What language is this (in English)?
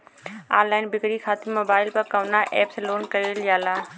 Bhojpuri